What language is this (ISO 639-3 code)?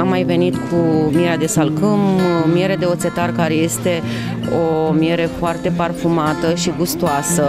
ron